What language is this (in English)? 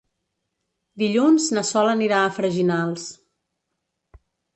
Catalan